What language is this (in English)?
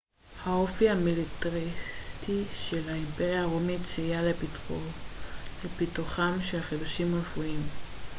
Hebrew